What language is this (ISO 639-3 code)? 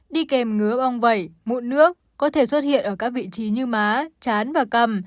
vie